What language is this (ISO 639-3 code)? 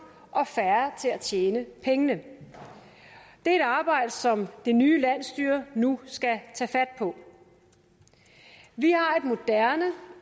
dan